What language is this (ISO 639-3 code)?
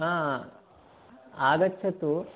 san